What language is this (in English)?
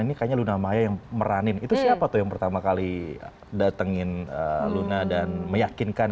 Indonesian